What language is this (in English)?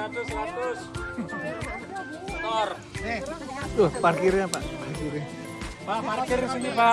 Indonesian